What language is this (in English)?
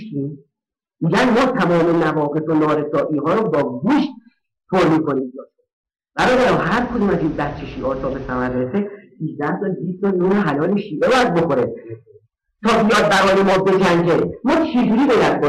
Persian